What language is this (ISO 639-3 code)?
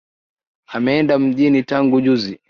swa